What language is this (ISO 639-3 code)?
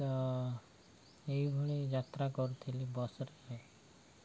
ori